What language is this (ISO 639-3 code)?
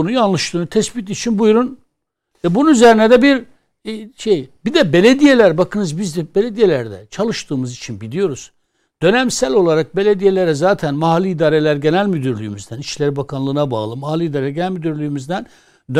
tur